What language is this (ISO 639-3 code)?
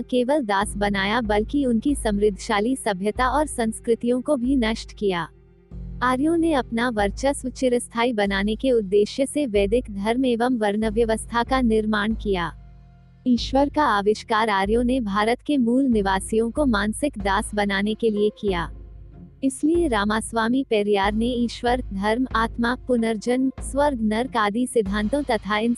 hin